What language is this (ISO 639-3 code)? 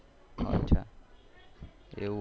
guj